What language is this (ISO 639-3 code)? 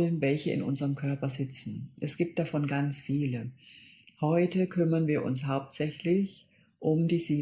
deu